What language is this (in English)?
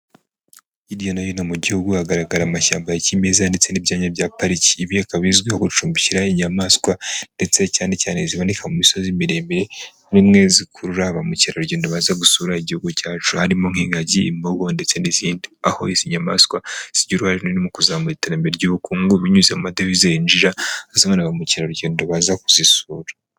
Kinyarwanda